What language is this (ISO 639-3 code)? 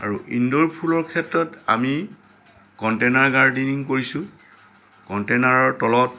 asm